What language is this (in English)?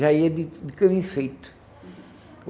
Portuguese